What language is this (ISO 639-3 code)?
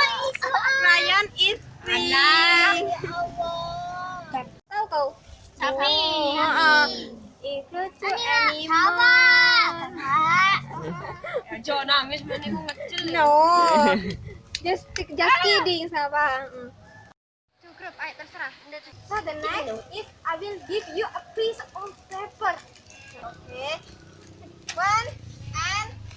ind